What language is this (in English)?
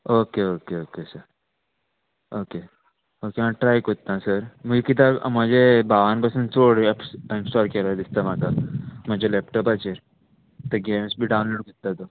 Konkani